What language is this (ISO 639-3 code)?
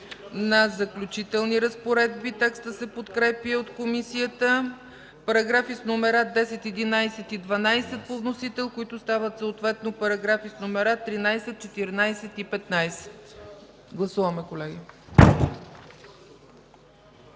bul